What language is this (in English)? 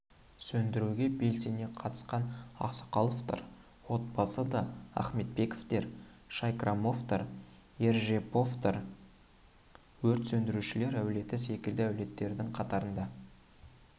Kazakh